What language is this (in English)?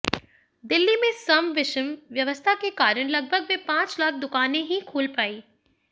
Hindi